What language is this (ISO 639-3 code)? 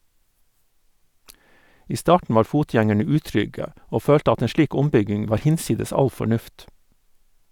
nor